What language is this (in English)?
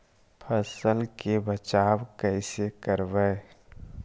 Magahi